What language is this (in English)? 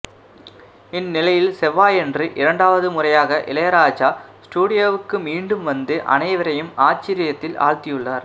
Tamil